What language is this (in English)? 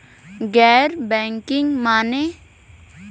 Bhojpuri